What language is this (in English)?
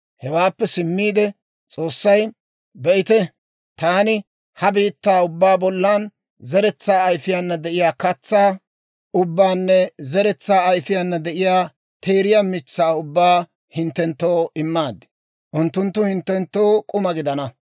Dawro